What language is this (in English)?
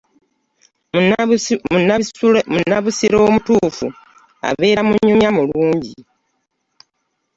Ganda